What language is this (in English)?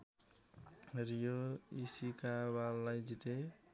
Nepali